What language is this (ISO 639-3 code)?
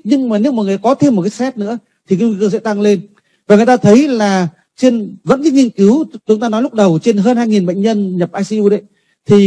vie